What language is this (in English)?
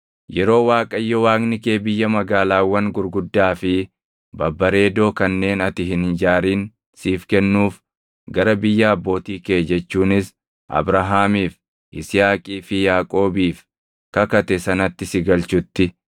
Oromo